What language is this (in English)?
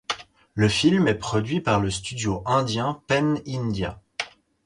French